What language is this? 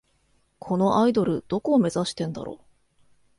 Japanese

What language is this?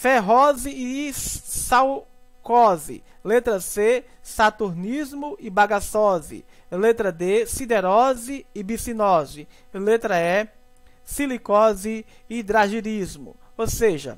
Portuguese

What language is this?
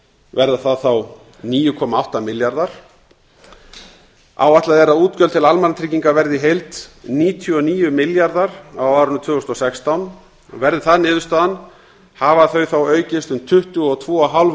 Icelandic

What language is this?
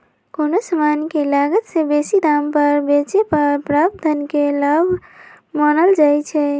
Magahi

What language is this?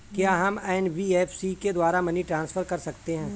Hindi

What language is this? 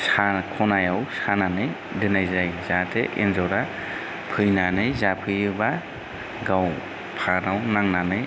Bodo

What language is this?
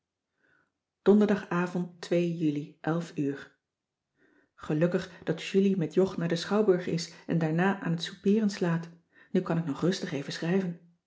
Dutch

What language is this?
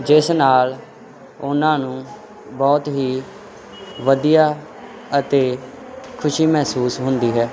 Punjabi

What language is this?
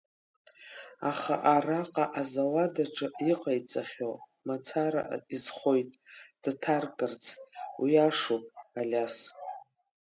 Abkhazian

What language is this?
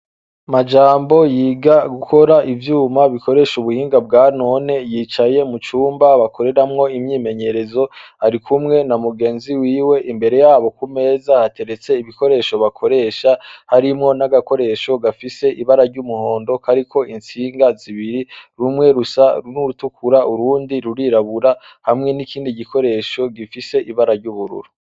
Rundi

